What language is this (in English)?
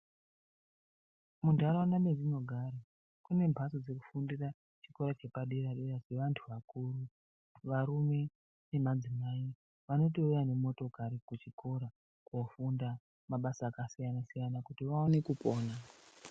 Ndau